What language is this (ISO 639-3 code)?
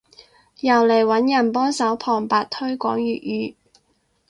yue